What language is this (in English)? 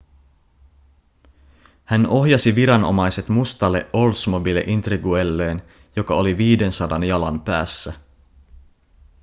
Finnish